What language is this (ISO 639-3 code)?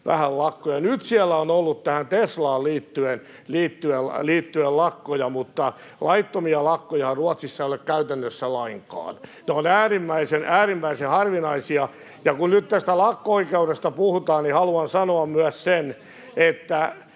fin